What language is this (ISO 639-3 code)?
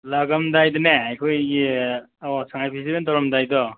mni